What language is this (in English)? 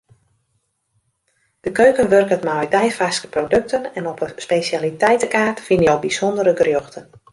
Western Frisian